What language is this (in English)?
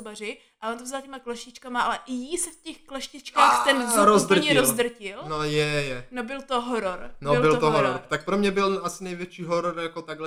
Czech